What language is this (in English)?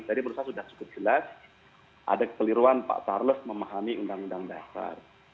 Indonesian